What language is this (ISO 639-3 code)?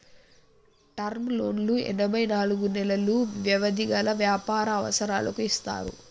tel